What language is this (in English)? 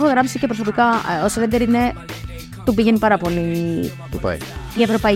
Greek